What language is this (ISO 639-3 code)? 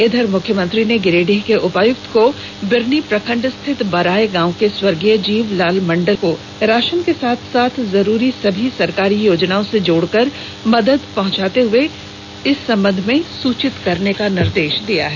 hin